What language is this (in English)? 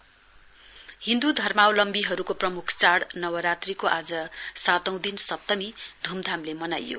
Nepali